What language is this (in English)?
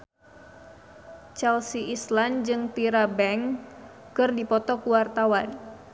Sundanese